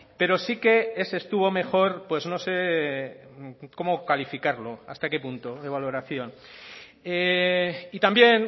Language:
Spanish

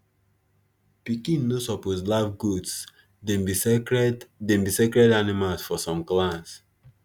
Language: Nigerian Pidgin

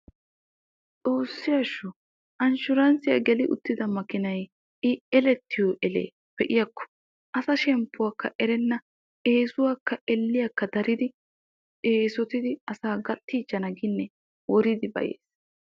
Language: Wolaytta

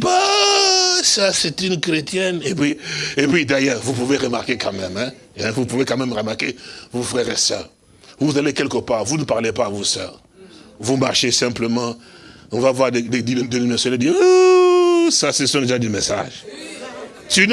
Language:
French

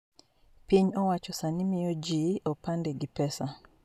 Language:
Luo (Kenya and Tanzania)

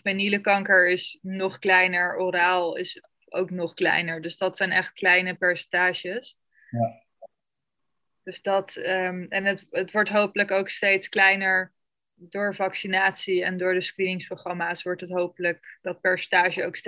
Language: Dutch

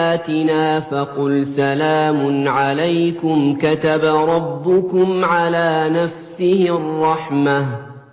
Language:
Arabic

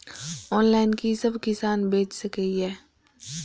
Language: Maithili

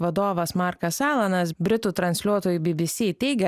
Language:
Lithuanian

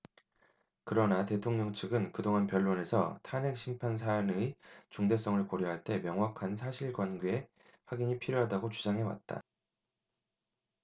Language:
Korean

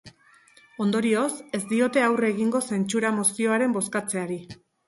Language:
Basque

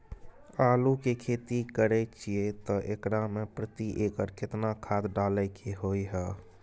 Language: Maithili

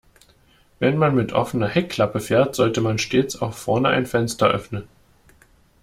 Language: German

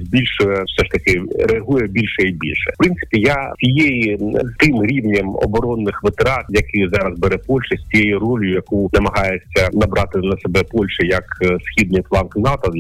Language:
Ukrainian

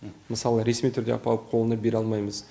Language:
Kazakh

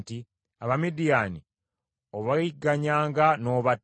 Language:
Ganda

